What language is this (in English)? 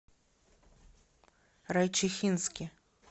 Russian